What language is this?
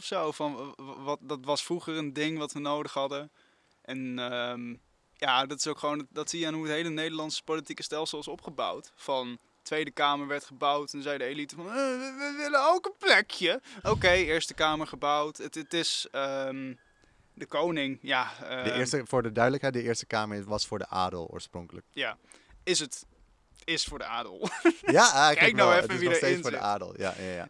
Dutch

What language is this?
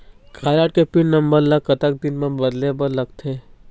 Chhattisgarhi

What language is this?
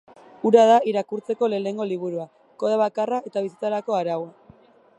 Basque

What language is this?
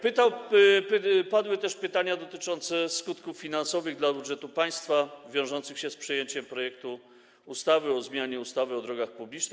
Polish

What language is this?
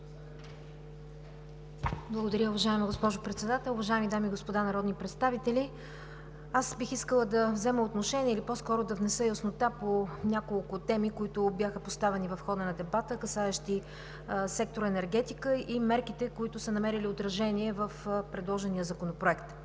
Bulgarian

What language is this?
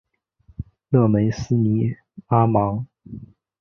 Chinese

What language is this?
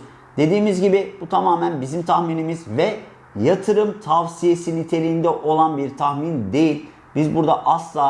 Turkish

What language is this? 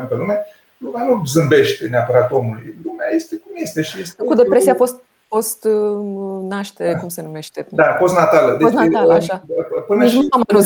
Romanian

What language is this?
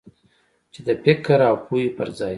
Pashto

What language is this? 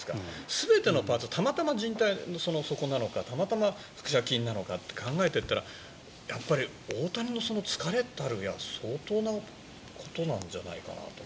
Japanese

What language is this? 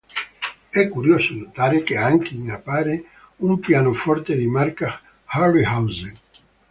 Italian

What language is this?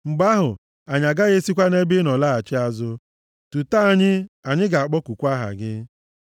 Igbo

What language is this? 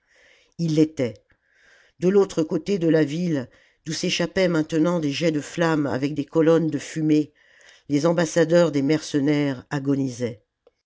French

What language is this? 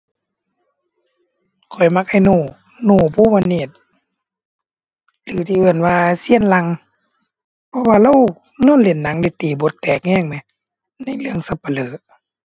Thai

